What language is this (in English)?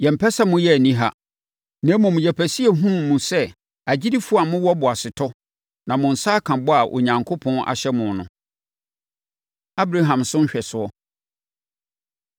Akan